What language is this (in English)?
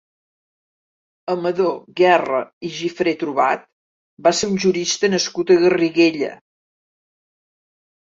Catalan